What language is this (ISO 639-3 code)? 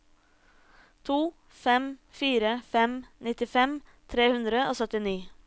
nor